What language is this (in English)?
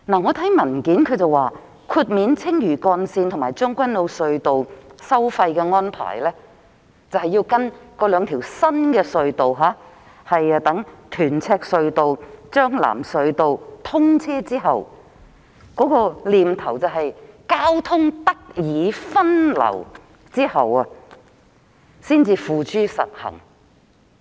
Cantonese